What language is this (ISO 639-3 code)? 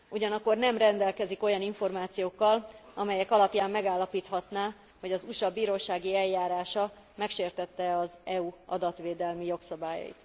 hun